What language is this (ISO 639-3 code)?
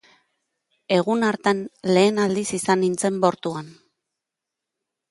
eus